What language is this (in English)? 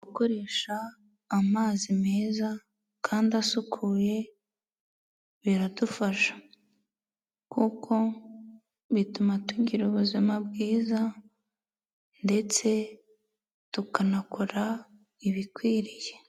Kinyarwanda